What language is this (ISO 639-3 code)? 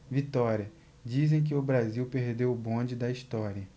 por